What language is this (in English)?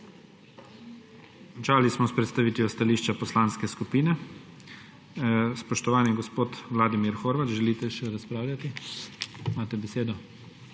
Slovenian